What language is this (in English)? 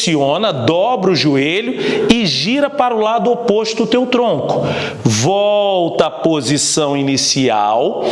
Portuguese